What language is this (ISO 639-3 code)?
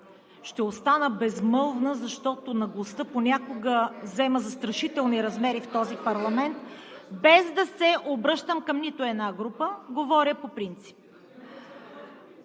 bul